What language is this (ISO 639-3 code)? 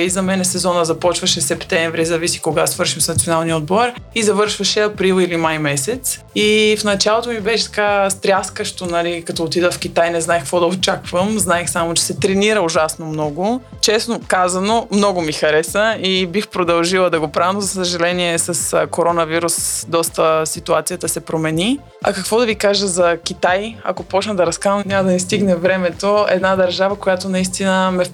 bul